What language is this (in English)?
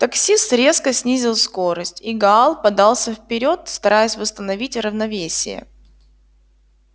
Russian